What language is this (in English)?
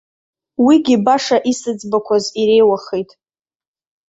Abkhazian